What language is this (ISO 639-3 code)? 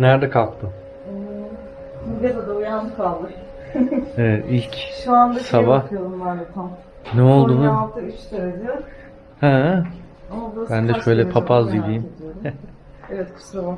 tur